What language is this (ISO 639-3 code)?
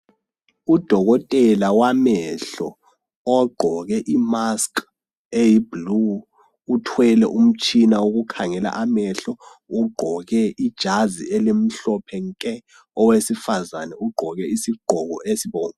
nde